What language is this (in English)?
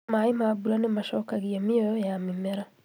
Kikuyu